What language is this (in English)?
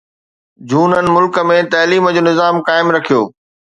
Sindhi